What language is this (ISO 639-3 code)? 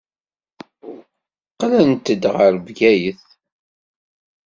kab